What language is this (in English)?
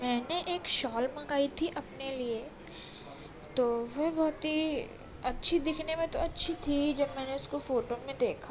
Urdu